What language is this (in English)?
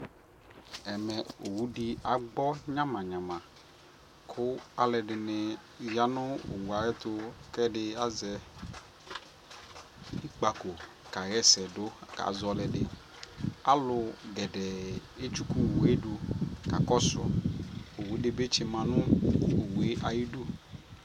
Ikposo